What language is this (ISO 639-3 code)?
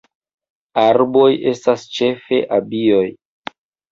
epo